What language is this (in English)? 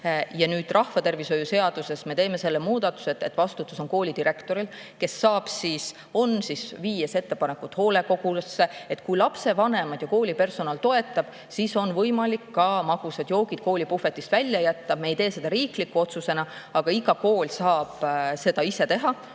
Estonian